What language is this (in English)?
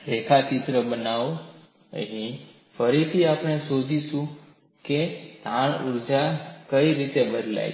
Gujarati